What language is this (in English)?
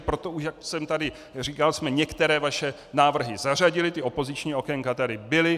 Czech